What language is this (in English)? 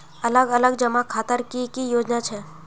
Magahi